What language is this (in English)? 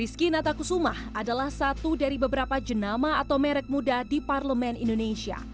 Indonesian